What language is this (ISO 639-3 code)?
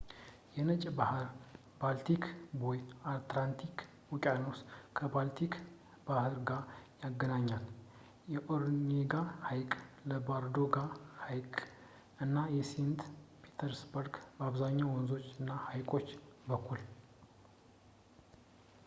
amh